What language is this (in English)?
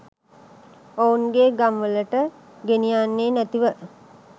Sinhala